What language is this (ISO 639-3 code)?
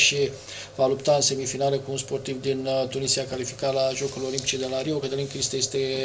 ron